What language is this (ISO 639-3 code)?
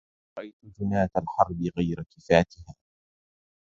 ara